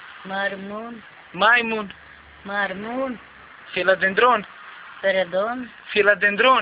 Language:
Romanian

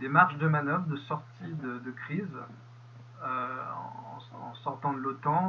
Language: French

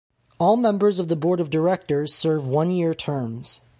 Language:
English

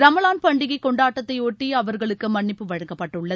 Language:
Tamil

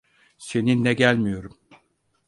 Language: Turkish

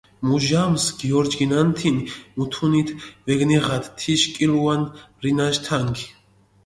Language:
Mingrelian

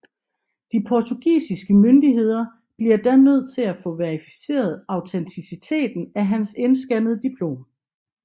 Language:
Danish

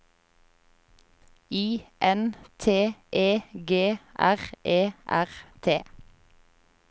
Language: Norwegian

